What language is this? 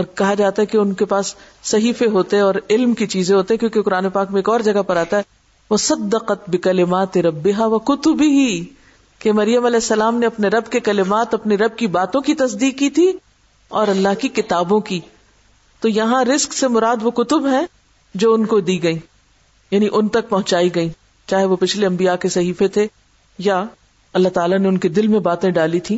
Urdu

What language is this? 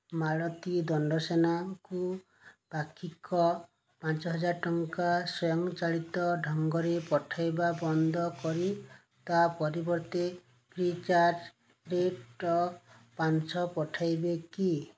Odia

